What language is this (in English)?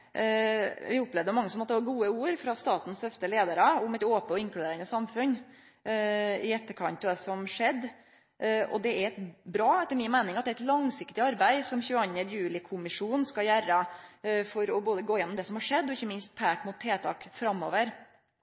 Norwegian Nynorsk